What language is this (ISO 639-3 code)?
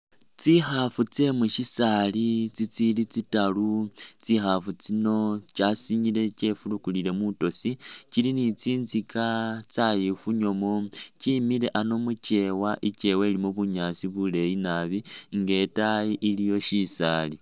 myx